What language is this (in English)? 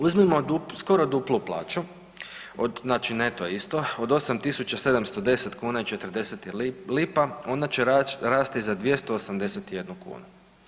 Croatian